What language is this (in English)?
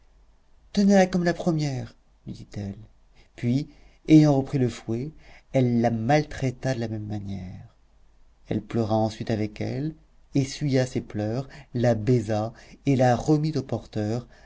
French